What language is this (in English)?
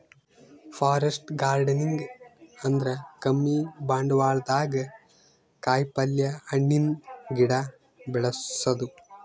Kannada